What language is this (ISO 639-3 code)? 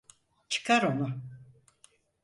tur